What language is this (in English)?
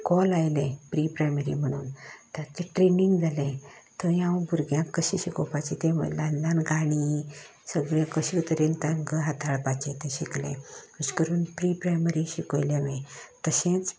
Konkani